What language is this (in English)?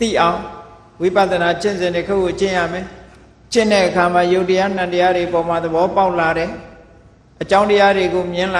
Thai